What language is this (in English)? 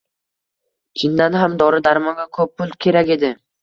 Uzbek